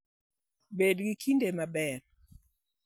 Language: Luo (Kenya and Tanzania)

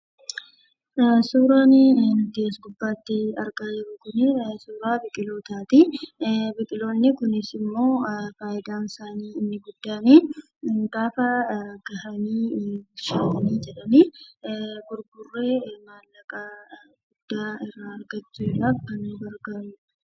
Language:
Oromo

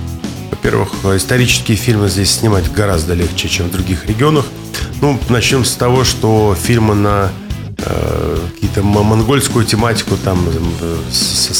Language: Russian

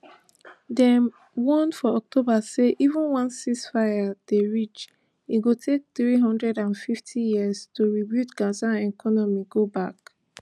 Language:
Nigerian Pidgin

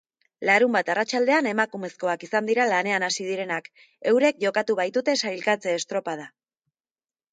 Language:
Basque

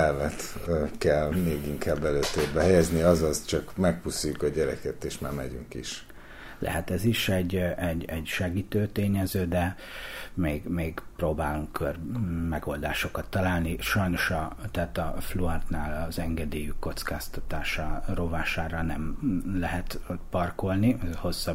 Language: Hungarian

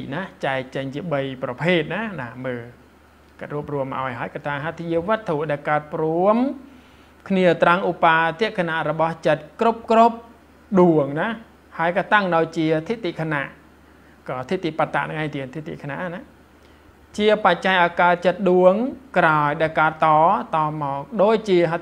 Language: Thai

